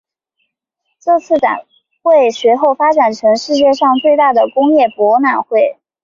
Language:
Chinese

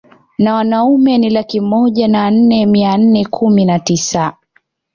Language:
Swahili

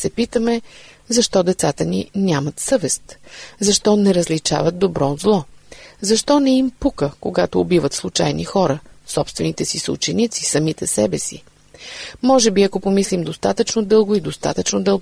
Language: Bulgarian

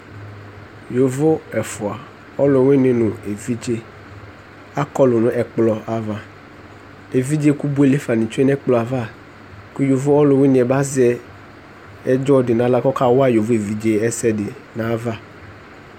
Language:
Ikposo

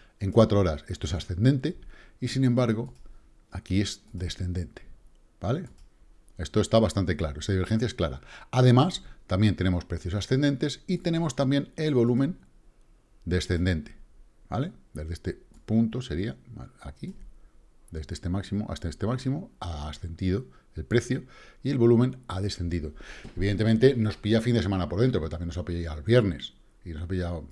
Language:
Spanish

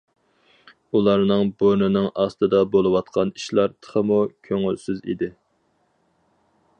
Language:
Uyghur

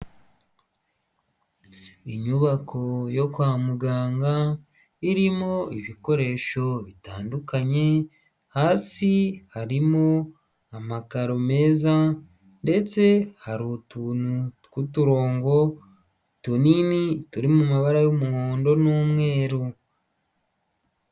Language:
Kinyarwanda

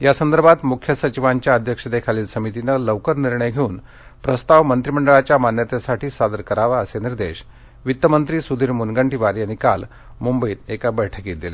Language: Marathi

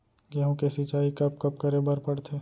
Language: Chhattisgarhi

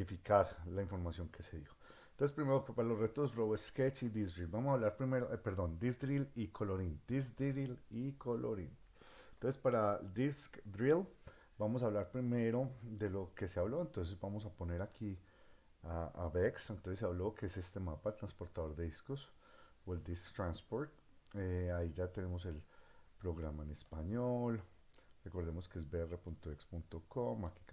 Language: Spanish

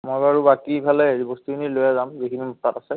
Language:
Assamese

